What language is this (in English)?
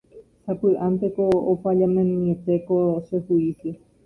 Guarani